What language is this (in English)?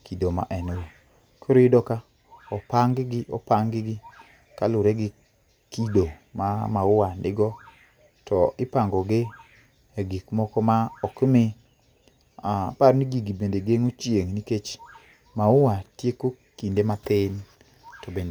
Luo (Kenya and Tanzania)